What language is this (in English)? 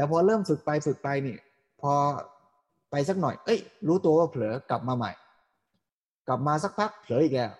Thai